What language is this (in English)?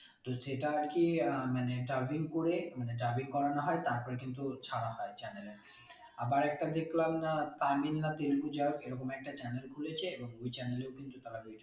Bangla